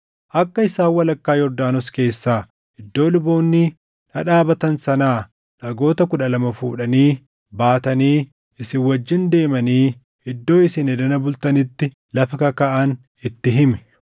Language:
Oromo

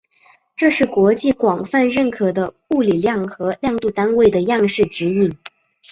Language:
Chinese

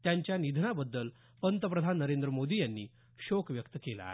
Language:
Marathi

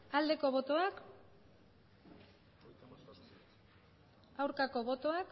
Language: Basque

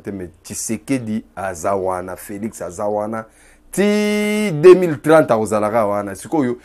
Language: French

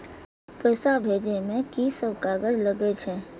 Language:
Maithili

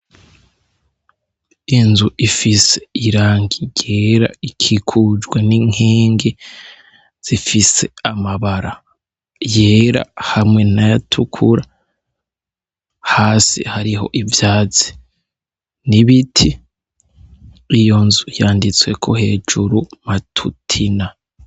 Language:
Rundi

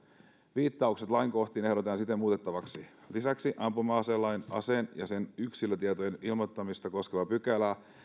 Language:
Finnish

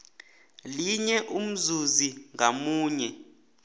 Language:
South Ndebele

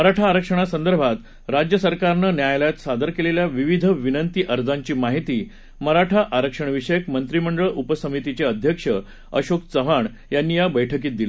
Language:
Marathi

